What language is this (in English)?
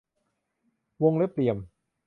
Thai